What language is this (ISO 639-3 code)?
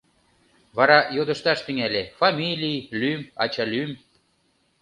chm